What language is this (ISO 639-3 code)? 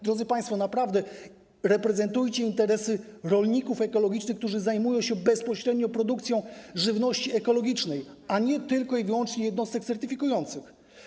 pol